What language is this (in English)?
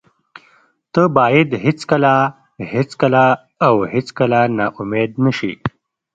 Pashto